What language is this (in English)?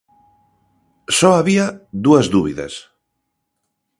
Galician